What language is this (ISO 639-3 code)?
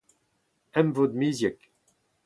bre